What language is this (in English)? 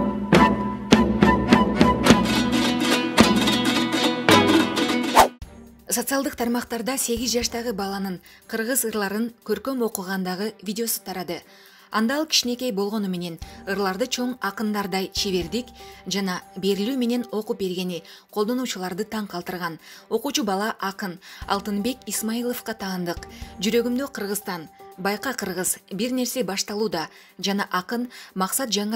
Turkish